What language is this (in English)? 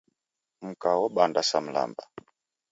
Taita